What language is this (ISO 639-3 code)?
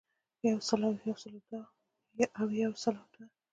pus